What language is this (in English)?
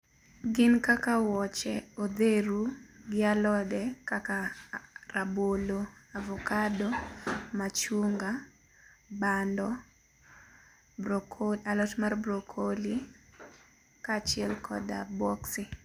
Luo (Kenya and Tanzania)